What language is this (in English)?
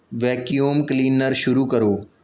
Punjabi